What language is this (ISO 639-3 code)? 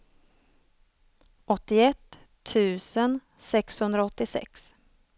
swe